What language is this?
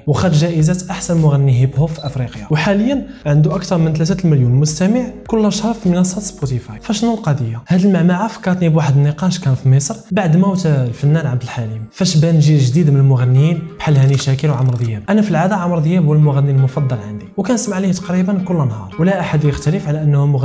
Arabic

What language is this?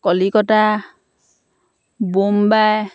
Assamese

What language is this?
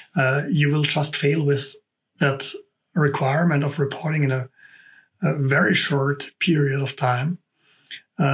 English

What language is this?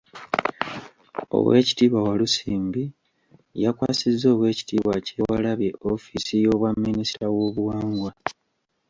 Ganda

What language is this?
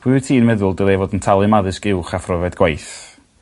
Welsh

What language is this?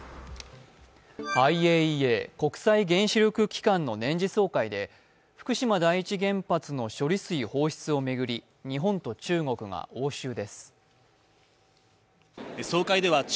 Japanese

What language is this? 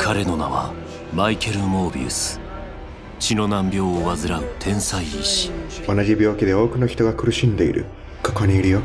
Japanese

